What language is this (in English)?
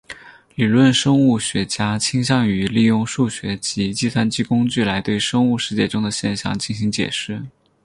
Chinese